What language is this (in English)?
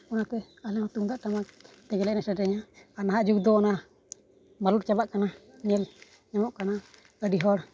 Santali